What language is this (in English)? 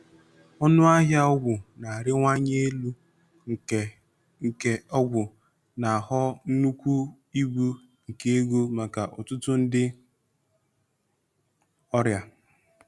Igbo